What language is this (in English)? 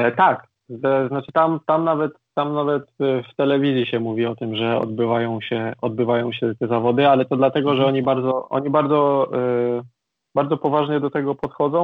Polish